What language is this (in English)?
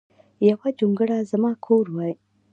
Pashto